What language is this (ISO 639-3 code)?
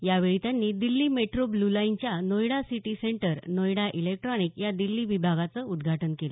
mar